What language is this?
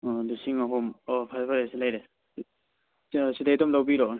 Manipuri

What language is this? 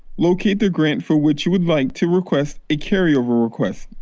English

